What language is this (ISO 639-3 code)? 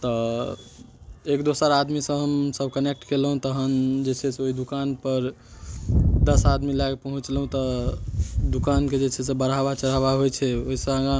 mai